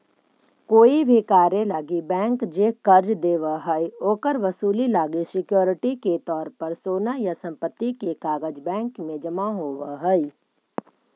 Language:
Magahi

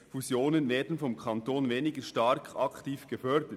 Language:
Swiss German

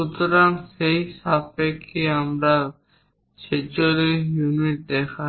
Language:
Bangla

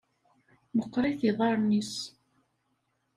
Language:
Kabyle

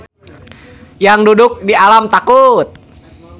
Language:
Sundanese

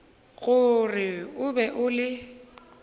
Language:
Northern Sotho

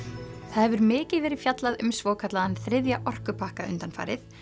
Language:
Icelandic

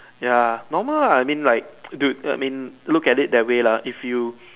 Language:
English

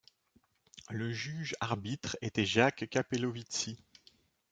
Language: French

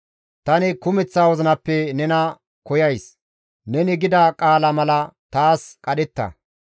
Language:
Gamo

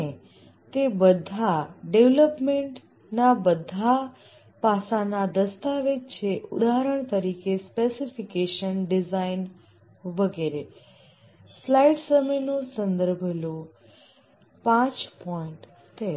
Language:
Gujarati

